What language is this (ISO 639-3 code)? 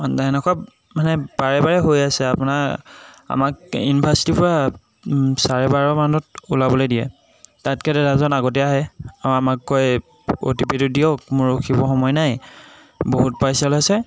asm